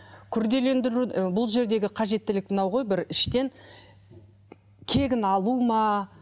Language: Kazakh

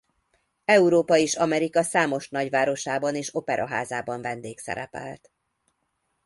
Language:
Hungarian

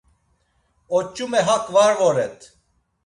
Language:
Laz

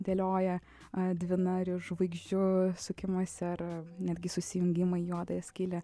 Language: Lithuanian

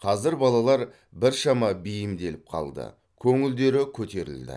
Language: Kazakh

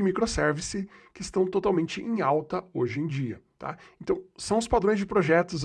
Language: Portuguese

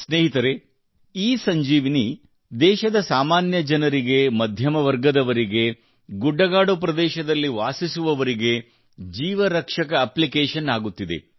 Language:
Kannada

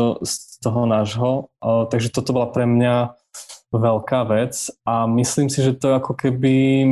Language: Slovak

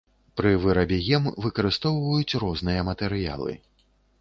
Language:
Belarusian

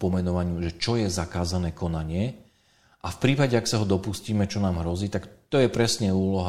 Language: Slovak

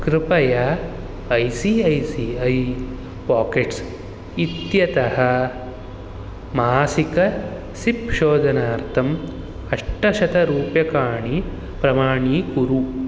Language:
Sanskrit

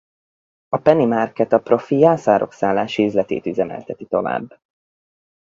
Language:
Hungarian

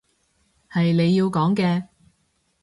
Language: Cantonese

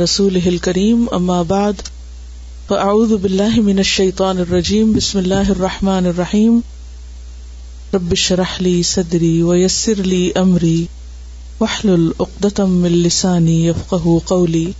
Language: Urdu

